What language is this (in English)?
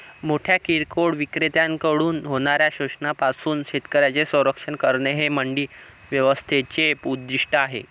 Marathi